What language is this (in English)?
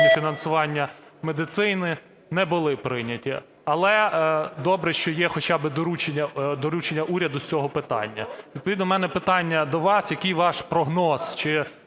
Ukrainian